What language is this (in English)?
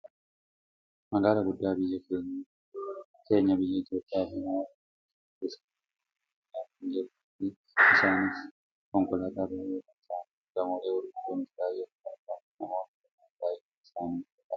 Oromo